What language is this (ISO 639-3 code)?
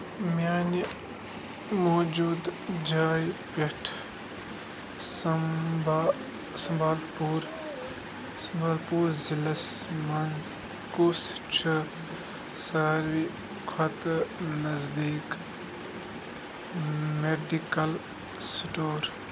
kas